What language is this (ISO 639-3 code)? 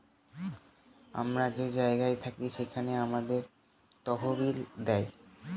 ben